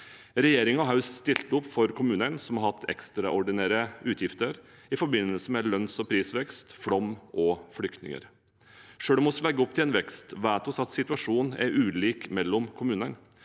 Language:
Norwegian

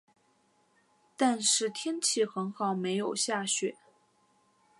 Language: Chinese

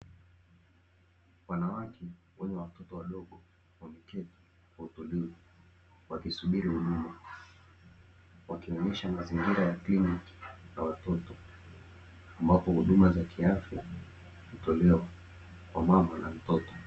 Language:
Swahili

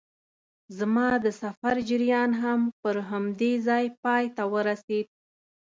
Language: Pashto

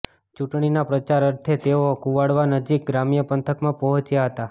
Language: Gujarati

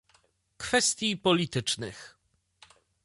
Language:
Polish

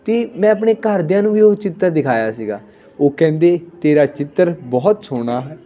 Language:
Punjabi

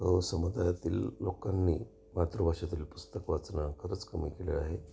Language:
Marathi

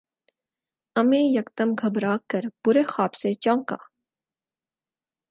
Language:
Urdu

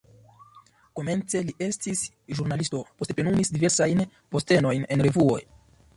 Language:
Esperanto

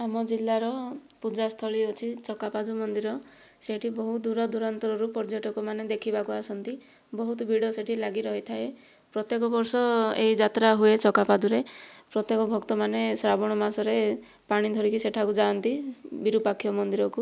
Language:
Odia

